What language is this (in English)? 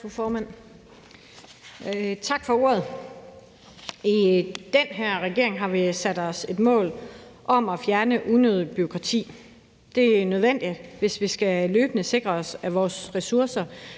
Danish